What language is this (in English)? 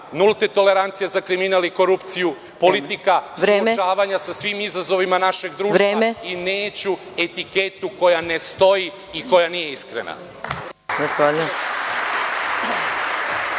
Serbian